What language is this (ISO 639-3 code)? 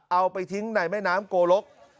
tha